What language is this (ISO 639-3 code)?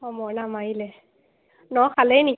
asm